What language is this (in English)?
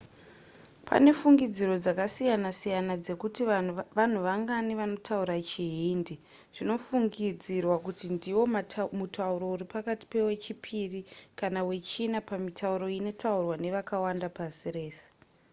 Shona